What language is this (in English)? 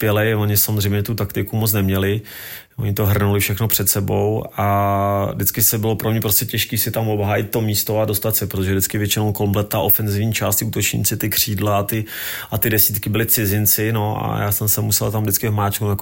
Czech